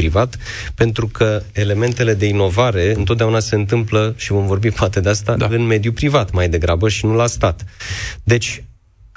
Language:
Romanian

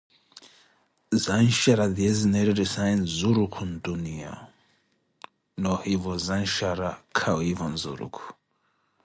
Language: Koti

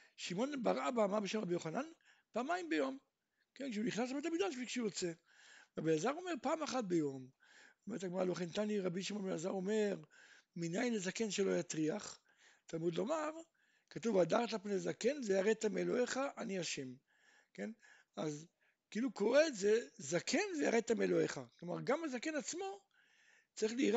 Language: Hebrew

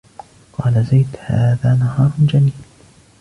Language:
Arabic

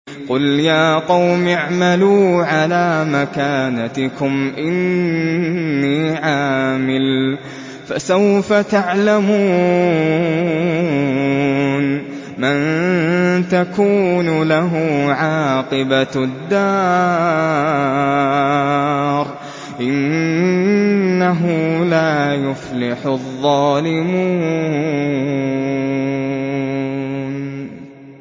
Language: Arabic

